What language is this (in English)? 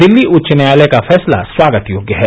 Hindi